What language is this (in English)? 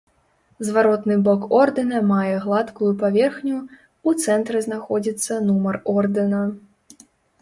Belarusian